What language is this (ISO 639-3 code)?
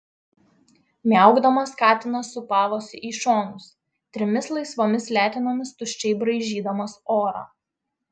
lit